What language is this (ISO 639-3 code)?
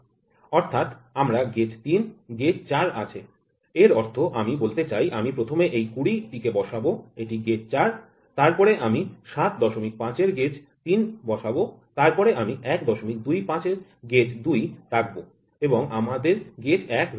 ben